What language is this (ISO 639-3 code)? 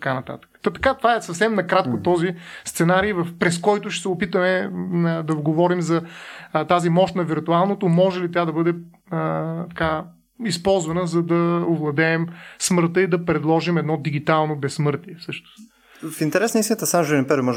bul